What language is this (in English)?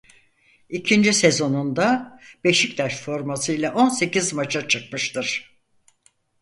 Turkish